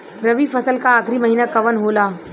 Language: Bhojpuri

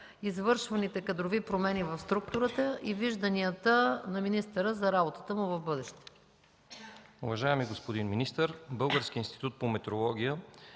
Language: Bulgarian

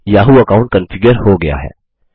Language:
Hindi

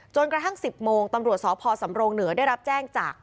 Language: Thai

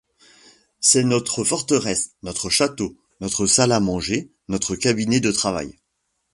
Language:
French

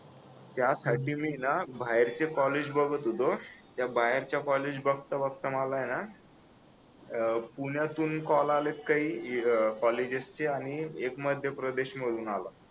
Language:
Marathi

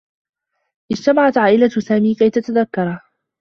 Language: Arabic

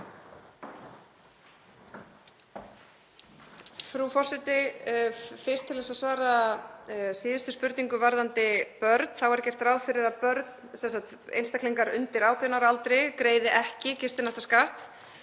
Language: Icelandic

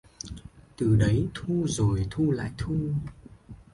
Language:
Vietnamese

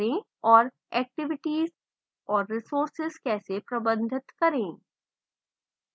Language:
Hindi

